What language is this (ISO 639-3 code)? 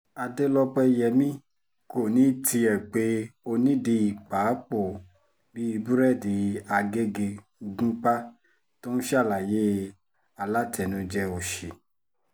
yor